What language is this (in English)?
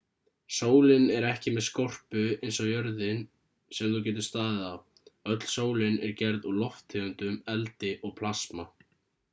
Icelandic